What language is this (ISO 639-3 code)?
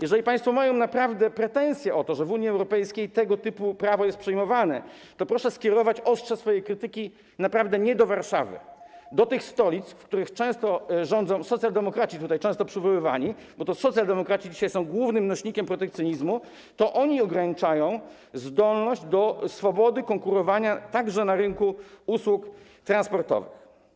pol